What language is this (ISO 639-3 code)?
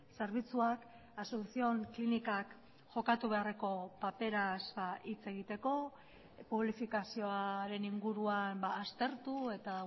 eus